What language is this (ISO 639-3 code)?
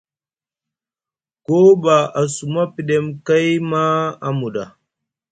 mug